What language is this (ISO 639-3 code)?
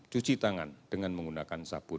ind